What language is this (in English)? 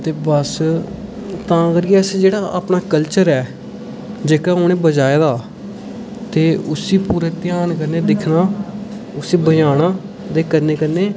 Dogri